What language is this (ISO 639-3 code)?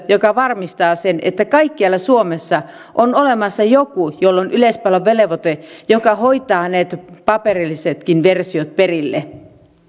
fin